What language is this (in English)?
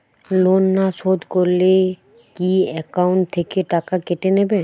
Bangla